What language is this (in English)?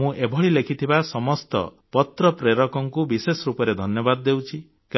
Odia